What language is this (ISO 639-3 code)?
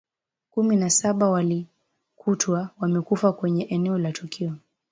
swa